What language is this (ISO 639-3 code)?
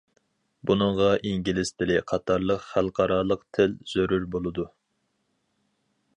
uig